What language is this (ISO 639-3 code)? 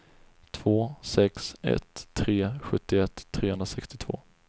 swe